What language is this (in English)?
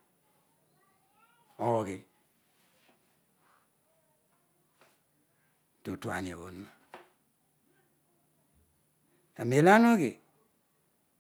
Odual